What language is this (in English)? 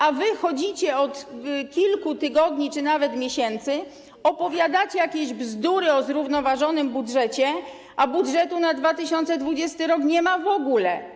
Polish